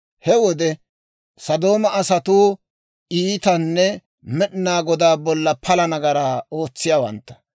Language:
Dawro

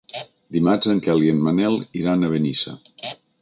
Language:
Catalan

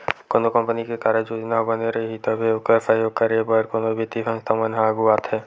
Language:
Chhattisgarhi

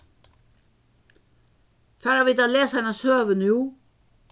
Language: Faroese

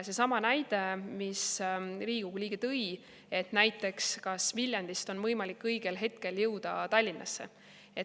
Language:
Estonian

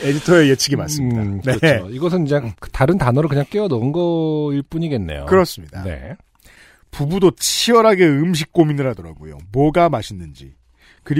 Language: Korean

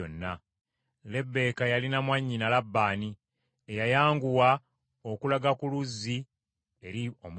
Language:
Ganda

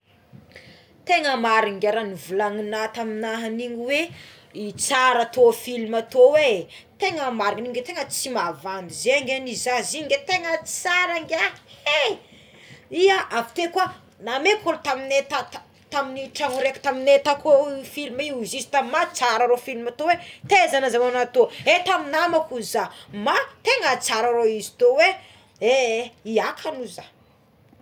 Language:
Tsimihety Malagasy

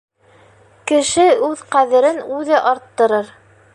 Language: Bashkir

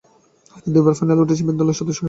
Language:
Bangla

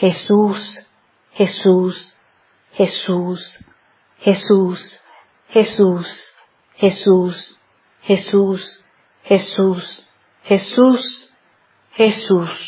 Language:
Spanish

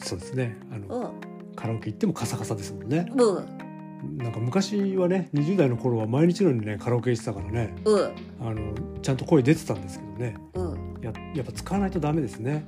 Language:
Japanese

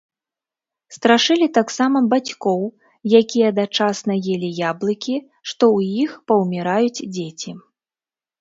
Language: Belarusian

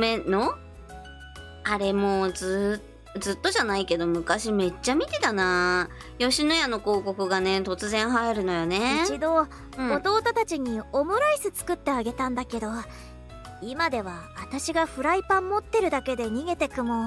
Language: Japanese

